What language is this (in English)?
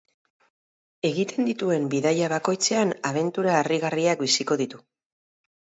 Basque